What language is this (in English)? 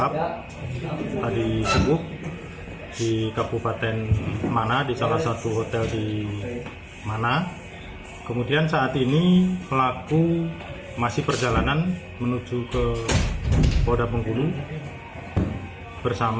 Indonesian